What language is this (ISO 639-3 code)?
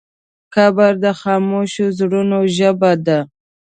pus